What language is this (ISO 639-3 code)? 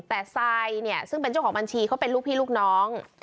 tha